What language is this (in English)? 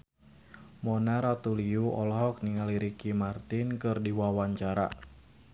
Sundanese